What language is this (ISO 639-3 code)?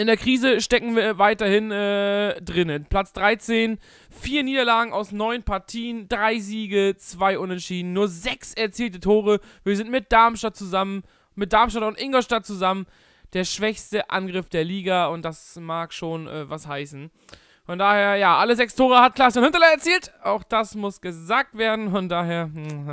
deu